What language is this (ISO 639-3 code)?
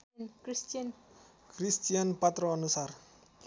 nep